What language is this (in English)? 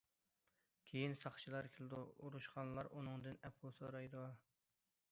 Uyghur